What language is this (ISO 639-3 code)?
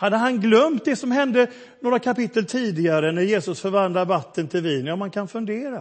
swe